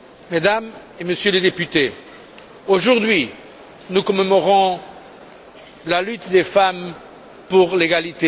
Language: French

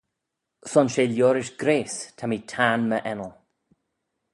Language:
Manx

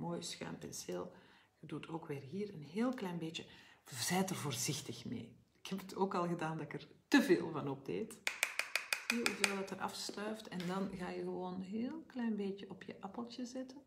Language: Dutch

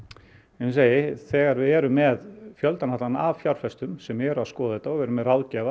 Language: Icelandic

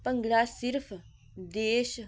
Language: Punjabi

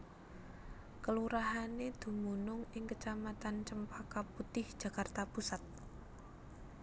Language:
Javanese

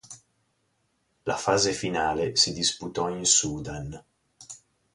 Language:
Italian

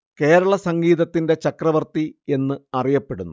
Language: Malayalam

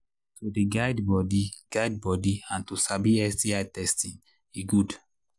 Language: Nigerian Pidgin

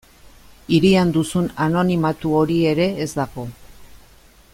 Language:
Basque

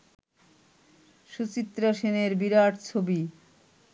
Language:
Bangla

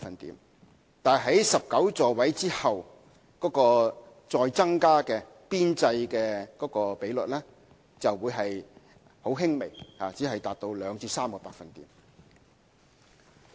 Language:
Cantonese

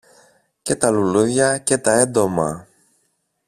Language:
Greek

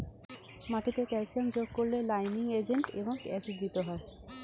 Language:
Bangla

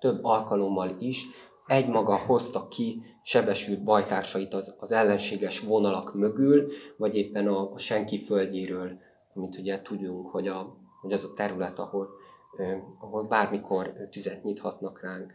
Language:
Hungarian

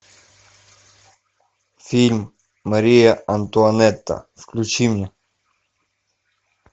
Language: Russian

